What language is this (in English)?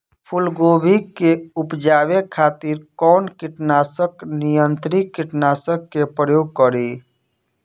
Bhojpuri